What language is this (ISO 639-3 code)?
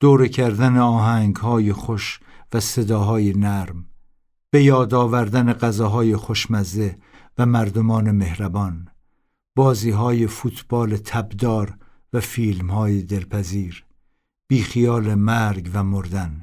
fas